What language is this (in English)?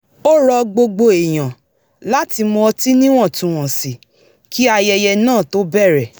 Yoruba